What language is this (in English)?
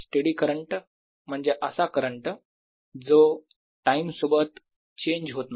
Marathi